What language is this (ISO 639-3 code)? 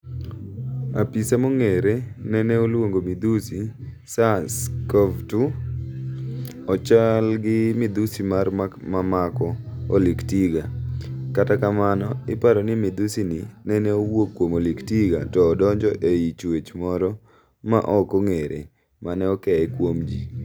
luo